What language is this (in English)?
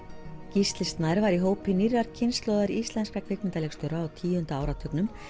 Icelandic